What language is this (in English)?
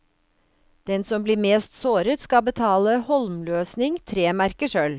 Norwegian